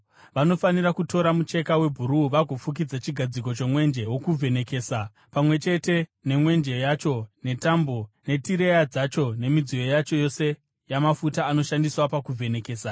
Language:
Shona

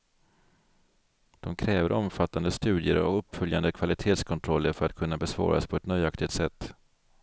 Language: Swedish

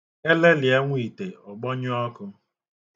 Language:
Igbo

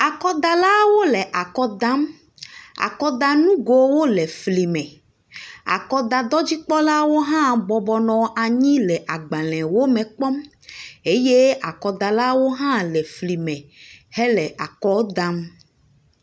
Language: Ewe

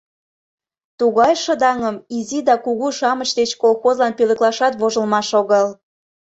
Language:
Mari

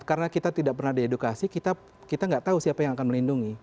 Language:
Indonesian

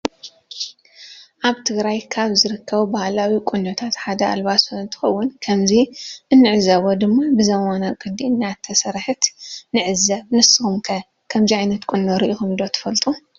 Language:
Tigrinya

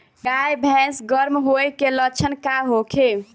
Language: Bhojpuri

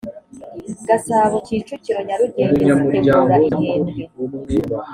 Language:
Kinyarwanda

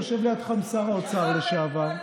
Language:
Hebrew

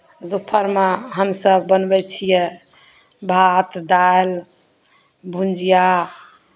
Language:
Maithili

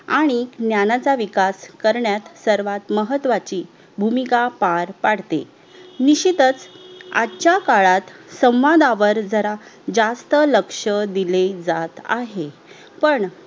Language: Marathi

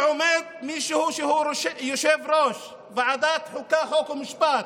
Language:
Hebrew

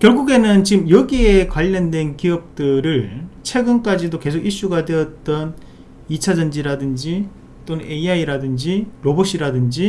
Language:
Korean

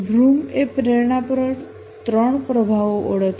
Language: Gujarati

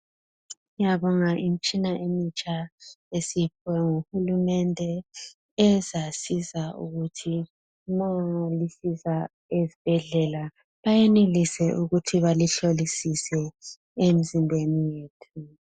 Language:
North Ndebele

